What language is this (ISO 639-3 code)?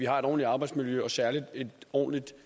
dan